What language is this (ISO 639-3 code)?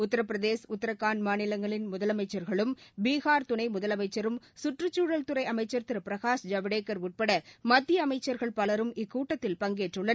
tam